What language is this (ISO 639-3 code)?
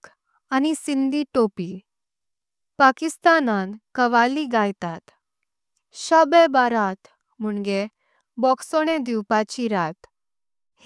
kok